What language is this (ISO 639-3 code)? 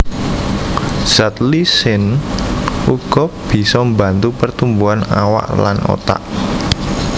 jav